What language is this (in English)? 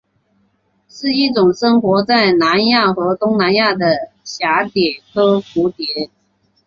Chinese